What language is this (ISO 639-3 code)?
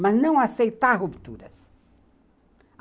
por